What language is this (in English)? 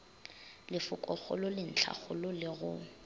Northern Sotho